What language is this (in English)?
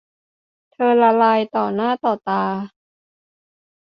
Thai